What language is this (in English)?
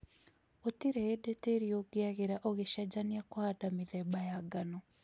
Kikuyu